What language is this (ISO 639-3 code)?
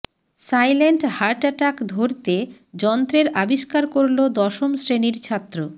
ben